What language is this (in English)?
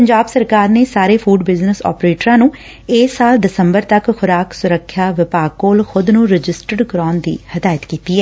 Punjabi